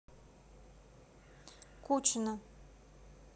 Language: Russian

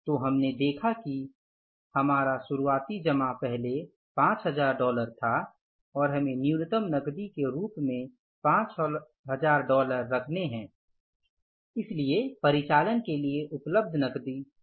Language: Hindi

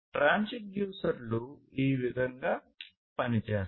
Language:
Telugu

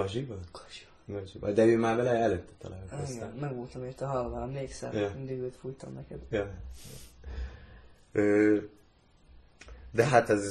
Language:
Hungarian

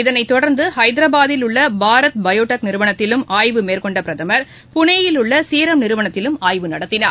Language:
Tamil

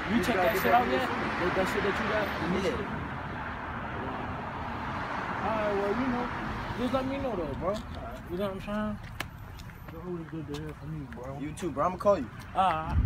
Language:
English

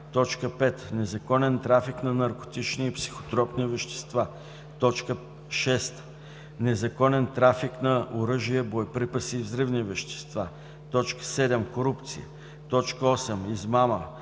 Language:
Bulgarian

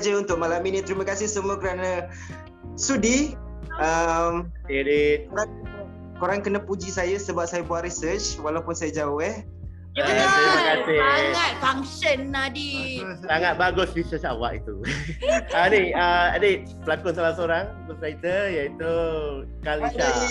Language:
Malay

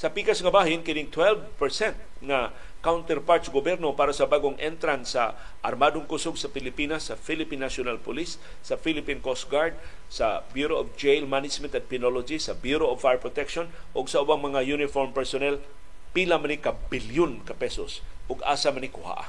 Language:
Filipino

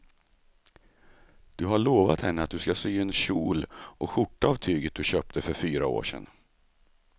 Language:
Swedish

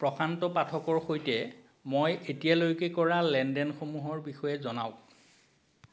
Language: Assamese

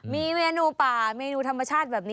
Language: Thai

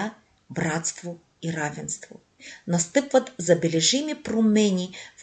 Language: Bulgarian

